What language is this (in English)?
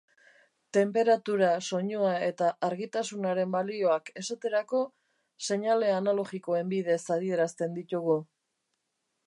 Basque